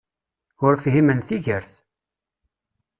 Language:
Kabyle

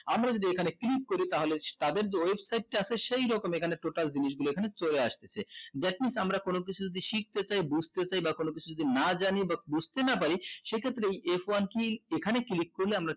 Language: Bangla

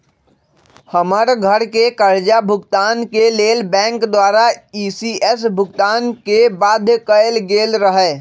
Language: Magahi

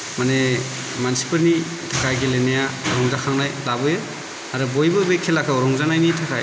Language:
Bodo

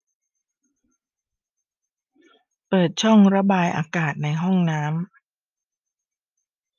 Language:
Thai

